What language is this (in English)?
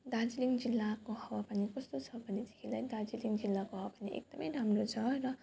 Nepali